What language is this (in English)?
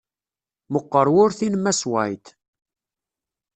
Kabyle